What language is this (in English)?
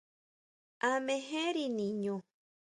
Huautla Mazatec